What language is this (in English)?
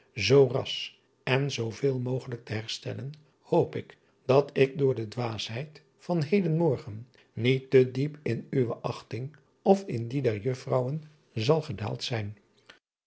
Dutch